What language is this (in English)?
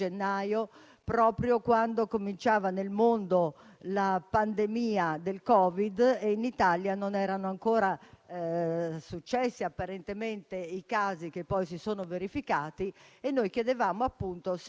Italian